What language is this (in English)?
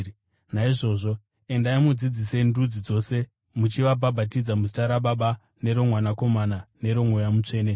Shona